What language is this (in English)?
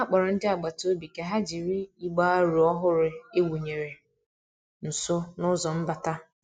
Igbo